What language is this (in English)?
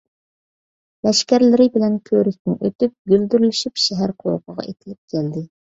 Uyghur